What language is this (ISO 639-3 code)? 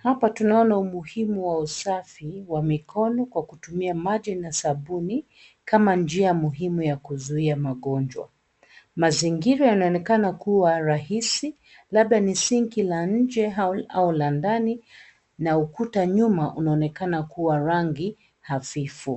swa